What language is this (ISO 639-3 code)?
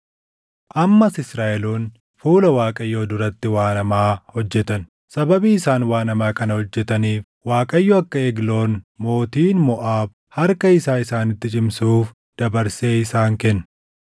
orm